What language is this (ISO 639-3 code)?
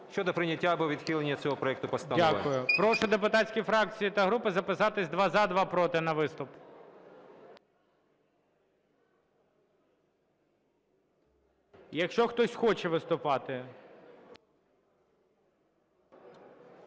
ukr